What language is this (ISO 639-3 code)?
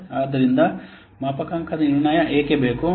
kan